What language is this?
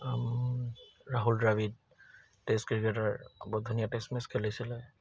Assamese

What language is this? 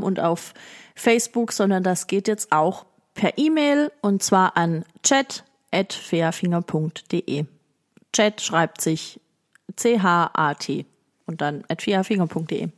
German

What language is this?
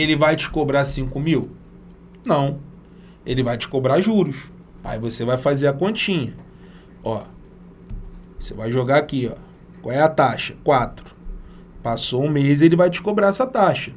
Portuguese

